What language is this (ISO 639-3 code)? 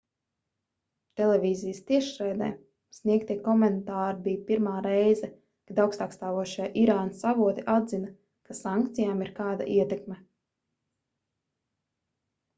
lav